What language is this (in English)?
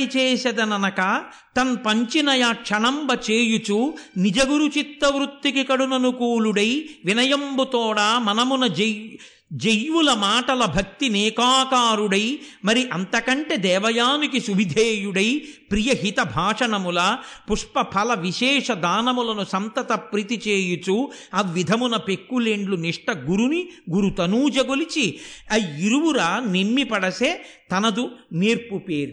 Telugu